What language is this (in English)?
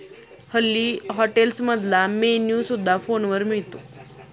Marathi